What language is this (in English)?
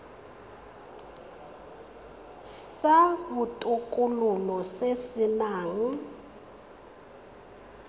Tswana